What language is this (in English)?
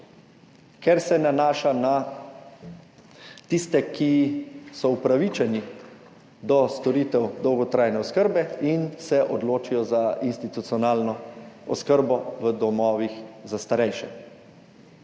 Slovenian